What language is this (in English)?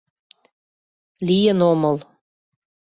Mari